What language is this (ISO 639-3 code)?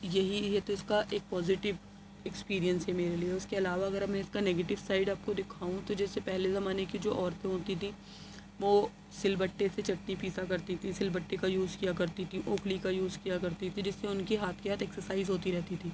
urd